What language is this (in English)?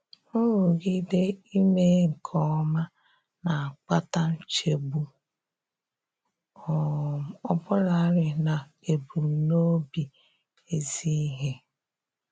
Igbo